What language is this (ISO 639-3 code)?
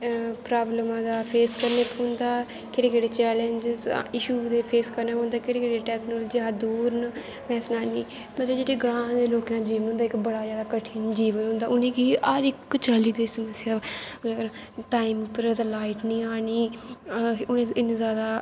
doi